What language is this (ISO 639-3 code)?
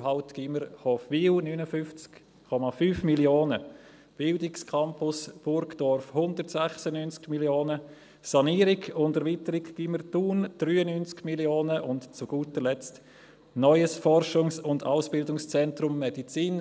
gsw